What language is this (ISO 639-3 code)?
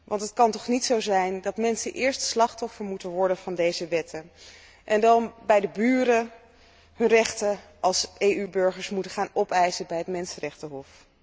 nld